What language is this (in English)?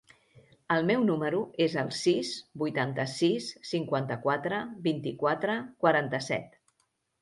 Catalan